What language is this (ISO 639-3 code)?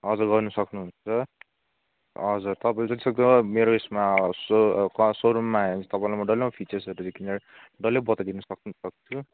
nep